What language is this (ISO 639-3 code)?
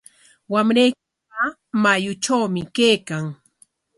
qwa